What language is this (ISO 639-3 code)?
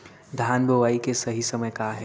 hne